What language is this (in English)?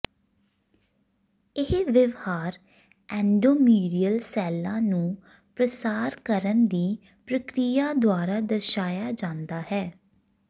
Punjabi